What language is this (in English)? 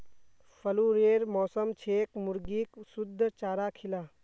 Magahi